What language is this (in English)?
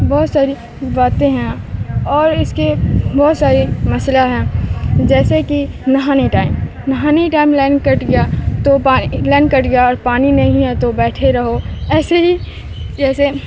Urdu